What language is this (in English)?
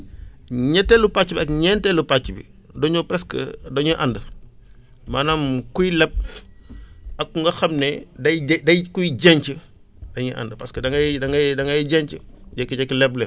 Wolof